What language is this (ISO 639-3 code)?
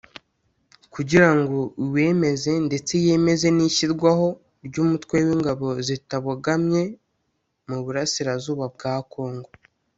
kin